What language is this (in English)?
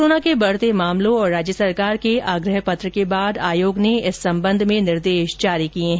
Hindi